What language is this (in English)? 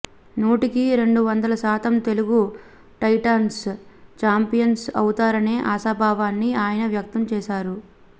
Telugu